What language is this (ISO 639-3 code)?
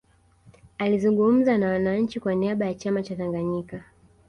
swa